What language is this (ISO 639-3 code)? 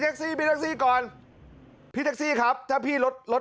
tha